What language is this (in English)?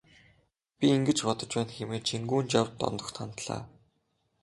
Mongolian